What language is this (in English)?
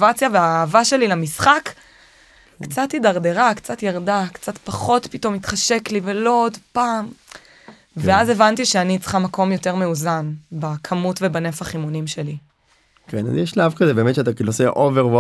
Hebrew